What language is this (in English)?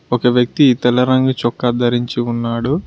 Telugu